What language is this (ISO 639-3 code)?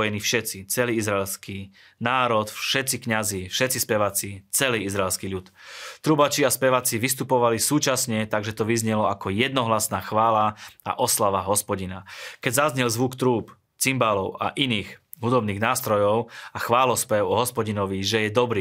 slk